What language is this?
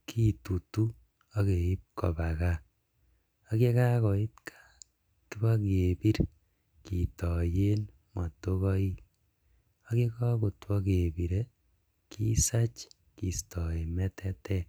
Kalenjin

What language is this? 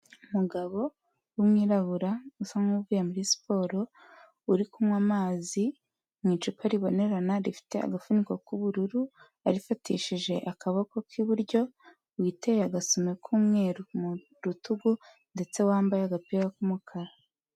Kinyarwanda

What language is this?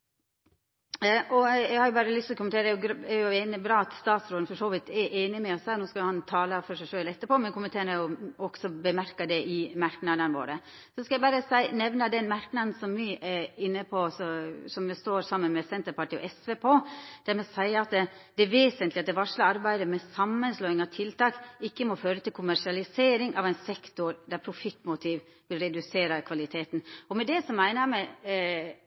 Norwegian Nynorsk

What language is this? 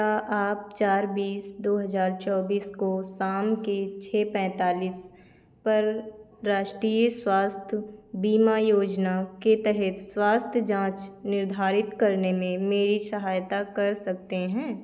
Hindi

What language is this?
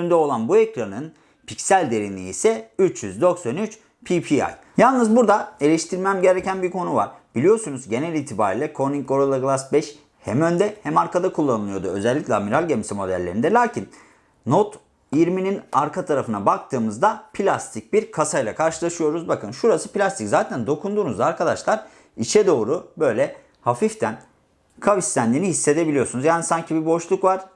Turkish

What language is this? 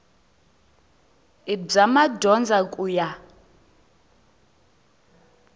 Tsonga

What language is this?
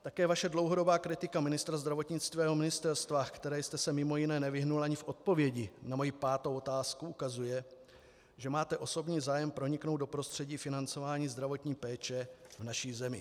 Czech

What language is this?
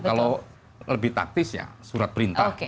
Indonesian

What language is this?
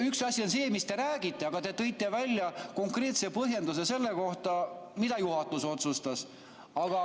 Estonian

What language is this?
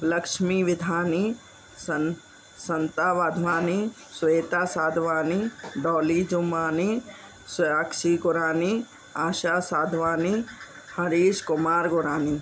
Sindhi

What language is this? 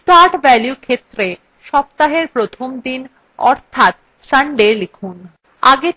Bangla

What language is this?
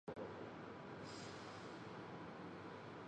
Chinese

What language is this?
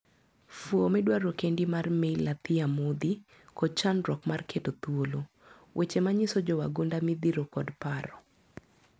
Luo (Kenya and Tanzania)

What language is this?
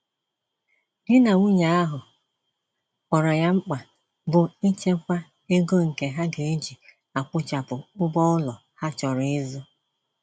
Igbo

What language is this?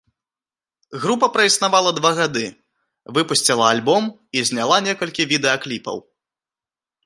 Belarusian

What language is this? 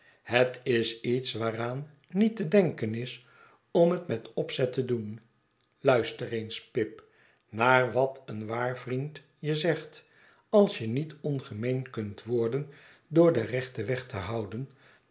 Dutch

